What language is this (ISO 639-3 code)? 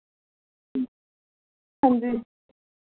doi